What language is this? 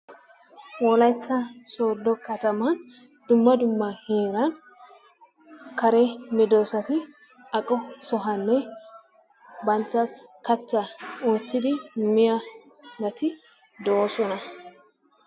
Wolaytta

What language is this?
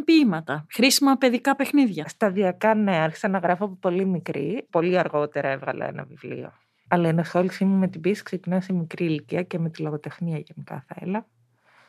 Greek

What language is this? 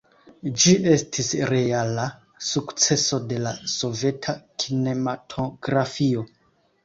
Esperanto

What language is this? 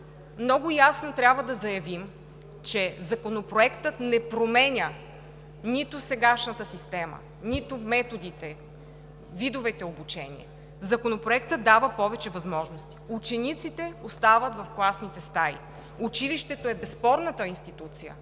Bulgarian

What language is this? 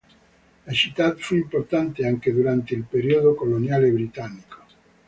Italian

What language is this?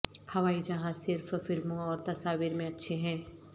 Urdu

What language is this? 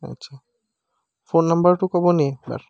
Assamese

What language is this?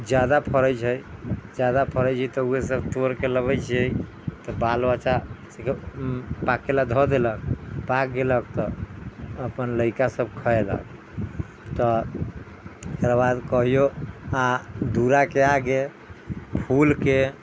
Maithili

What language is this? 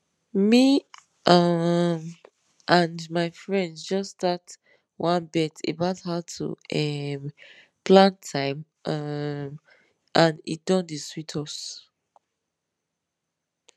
Nigerian Pidgin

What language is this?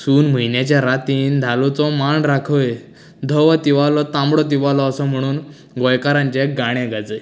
Konkani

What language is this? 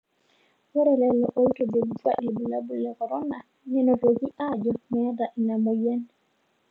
Masai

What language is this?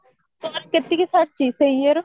Odia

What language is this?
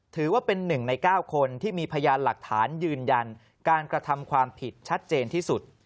Thai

